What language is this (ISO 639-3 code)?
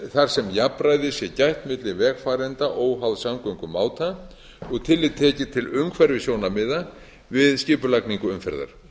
isl